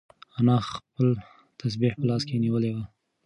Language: Pashto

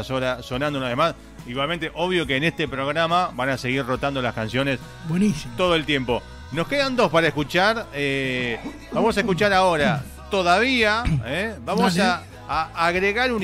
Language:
Spanish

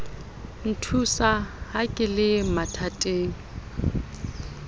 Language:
Southern Sotho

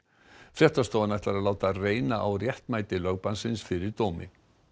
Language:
Icelandic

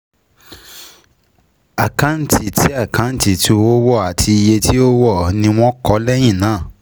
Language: Yoruba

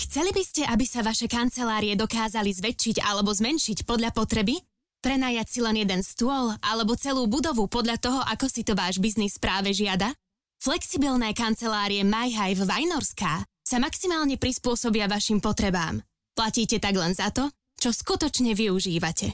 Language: Slovak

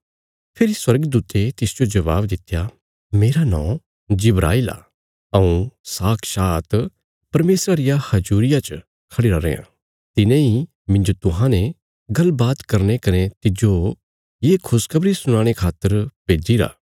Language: Bilaspuri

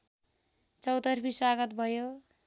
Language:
Nepali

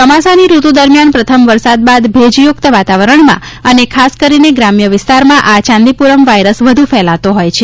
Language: Gujarati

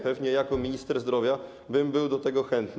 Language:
Polish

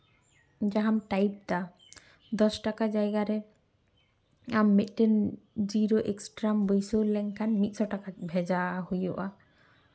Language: Santali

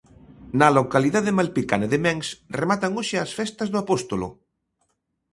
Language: Galician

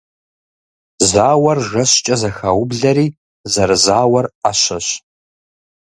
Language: Kabardian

